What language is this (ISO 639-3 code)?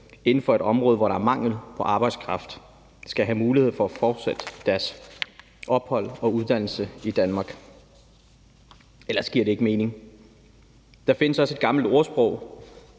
dan